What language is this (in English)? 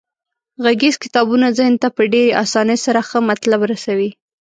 Pashto